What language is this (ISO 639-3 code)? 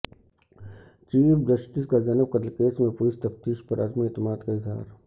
urd